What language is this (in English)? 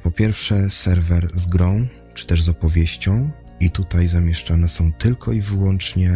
Polish